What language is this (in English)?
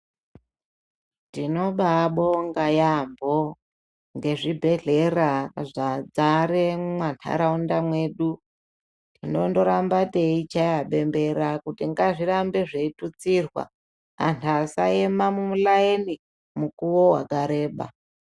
Ndau